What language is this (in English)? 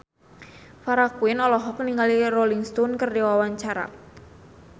Sundanese